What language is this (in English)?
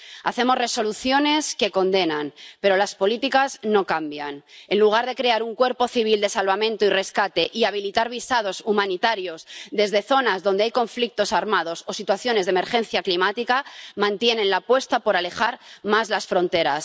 Spanish